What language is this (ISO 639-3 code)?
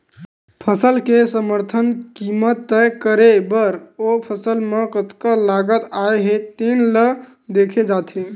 hne